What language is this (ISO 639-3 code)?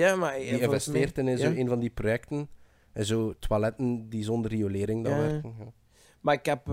nld